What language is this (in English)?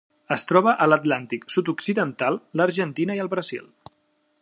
Catalan